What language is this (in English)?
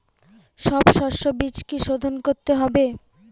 Bangla